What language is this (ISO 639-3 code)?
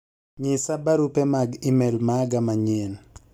luo